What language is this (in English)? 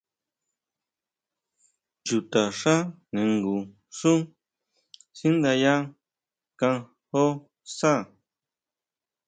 Huautla Mazatec